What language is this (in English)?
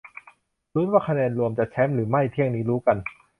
Thai